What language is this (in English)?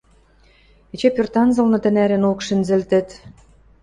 Western Mari